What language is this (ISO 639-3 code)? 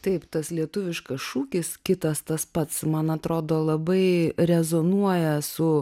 lit